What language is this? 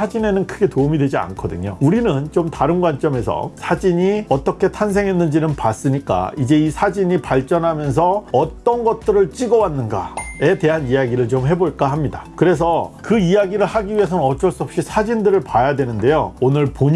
Korean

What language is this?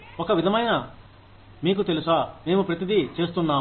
Telugu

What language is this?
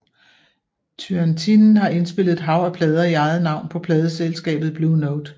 Danish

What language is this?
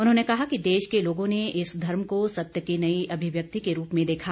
Hindi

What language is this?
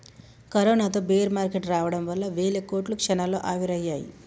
Telugu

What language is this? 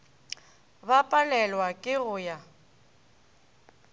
Northern Sotho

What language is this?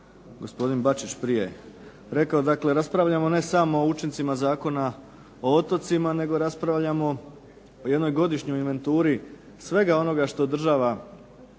Croatian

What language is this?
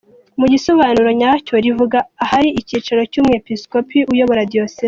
Kinyarwanda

